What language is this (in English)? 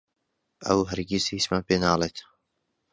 Central Kurdish